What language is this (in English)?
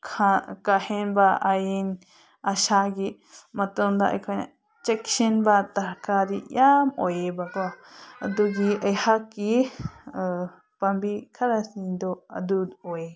Manipuri